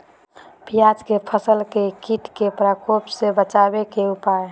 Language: Magahi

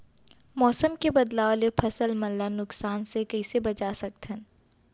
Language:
Chhattisgarhi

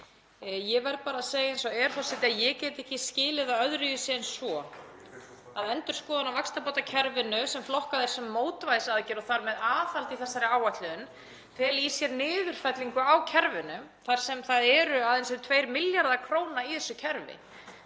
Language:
Icelandic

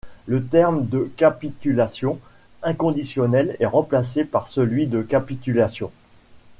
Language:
French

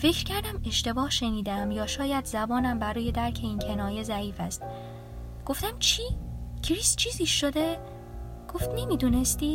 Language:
Persian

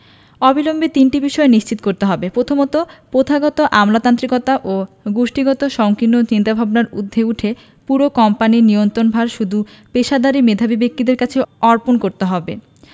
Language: Bangla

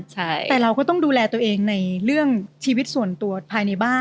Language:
Thai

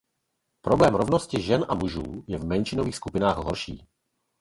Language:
Czech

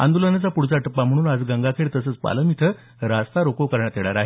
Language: Marathi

